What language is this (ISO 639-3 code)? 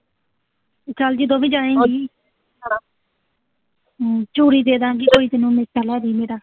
pan